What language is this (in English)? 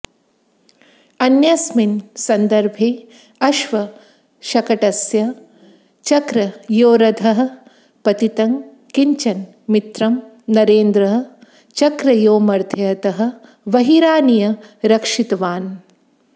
Sanskrit